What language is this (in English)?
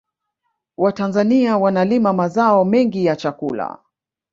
Swahili